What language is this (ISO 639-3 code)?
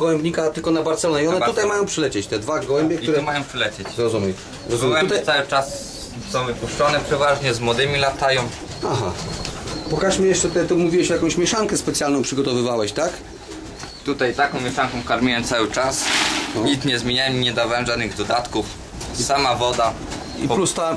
pol